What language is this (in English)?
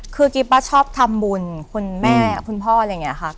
Thai